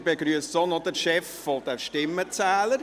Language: Swiss German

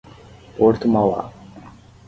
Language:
Portuguese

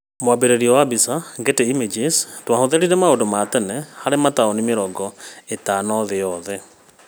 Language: Kikuyu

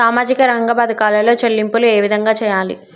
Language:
Telugu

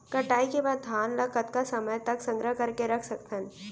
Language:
Chhattisgarhi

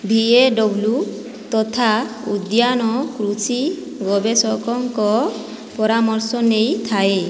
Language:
Odia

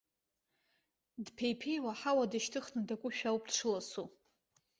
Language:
Abkhazian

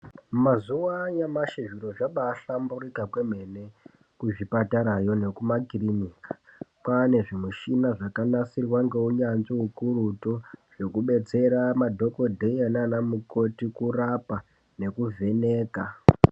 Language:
Ndau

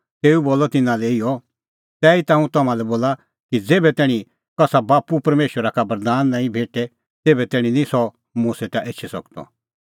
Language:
Kullu Pahari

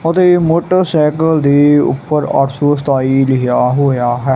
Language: Punjabi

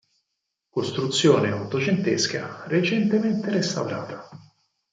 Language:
Italian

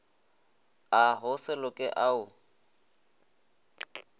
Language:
Northern Sotho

